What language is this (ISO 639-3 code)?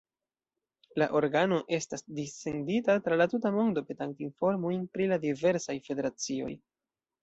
epo